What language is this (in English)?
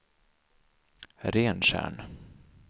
Swedish